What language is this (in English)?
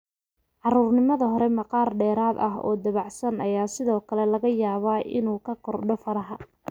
Somali